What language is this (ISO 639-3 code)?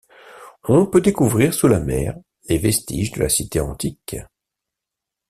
fra